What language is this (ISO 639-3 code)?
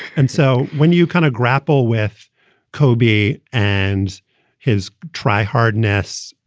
eng